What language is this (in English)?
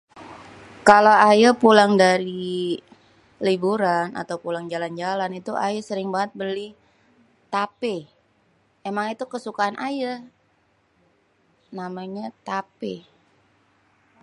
Betawi